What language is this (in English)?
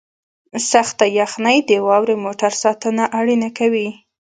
Pashto